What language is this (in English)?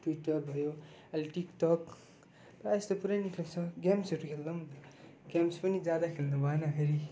Nepali